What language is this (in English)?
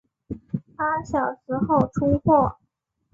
Chinese